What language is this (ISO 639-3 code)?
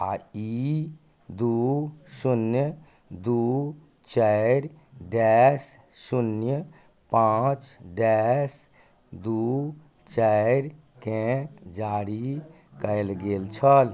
mai